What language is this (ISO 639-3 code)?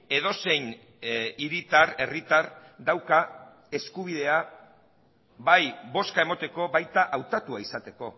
eus